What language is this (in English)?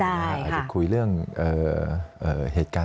Thai